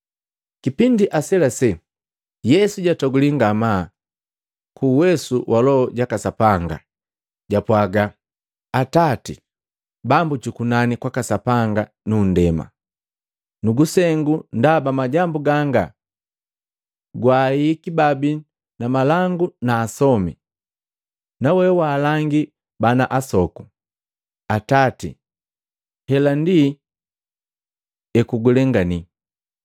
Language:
Matengo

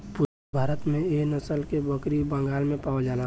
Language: Bhojpuri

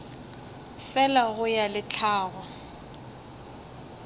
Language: Northern Sotho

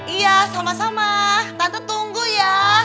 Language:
Indonesian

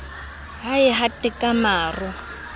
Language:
Southern Sotho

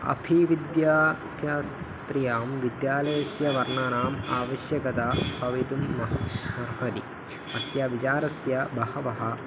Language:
Sanskrit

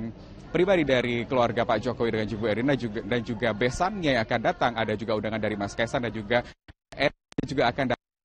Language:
Indonesian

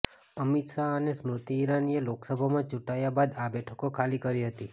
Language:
Gujarati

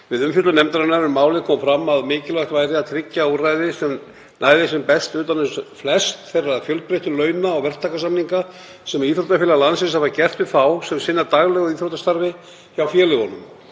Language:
Icelandic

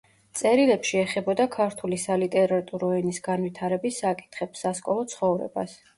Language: Georgian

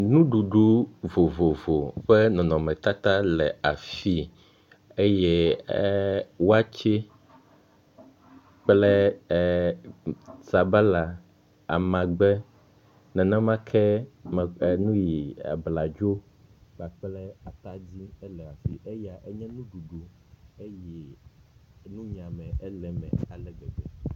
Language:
Ewe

